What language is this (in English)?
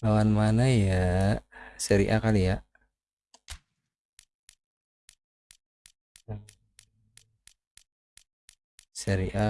Indonesian